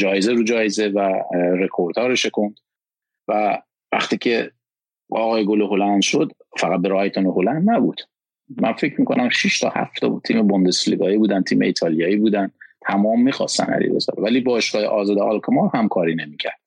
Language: Persian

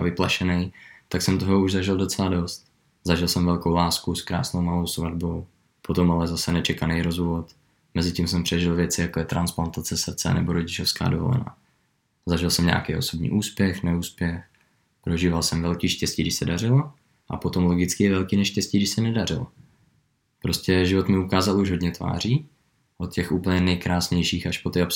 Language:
Czech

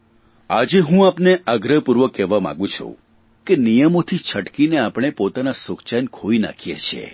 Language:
Gujarati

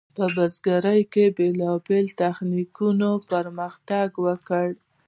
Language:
Pashto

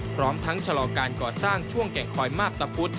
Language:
Thai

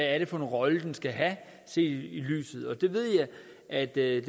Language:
Danish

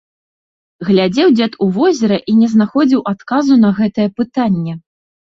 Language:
Belarusian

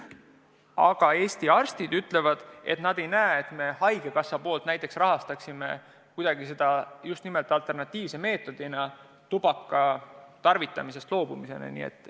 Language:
Estonian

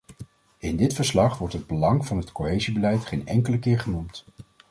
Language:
Dutch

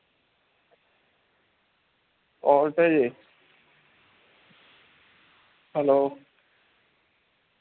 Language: Malayalam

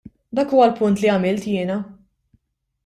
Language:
Maltese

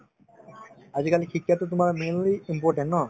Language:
Assamese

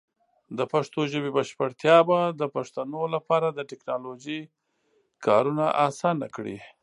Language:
Pashto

